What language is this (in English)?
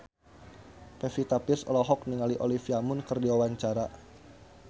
Sundanese